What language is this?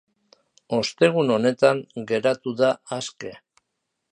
Basque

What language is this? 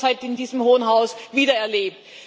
German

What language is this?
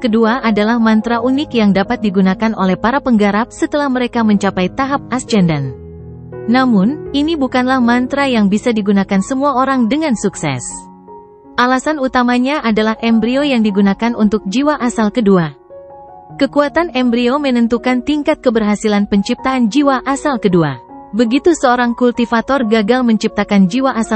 Indonesian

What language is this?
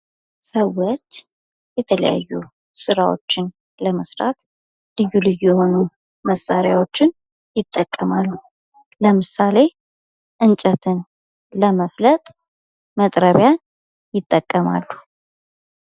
Amharic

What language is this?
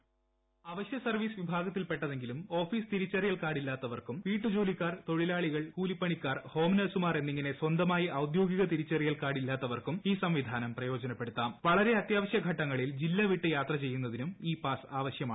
Malayalam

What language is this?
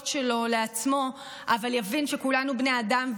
Hebrew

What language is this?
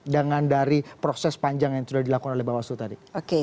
Indonesian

